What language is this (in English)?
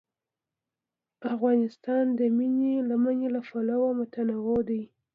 Pashto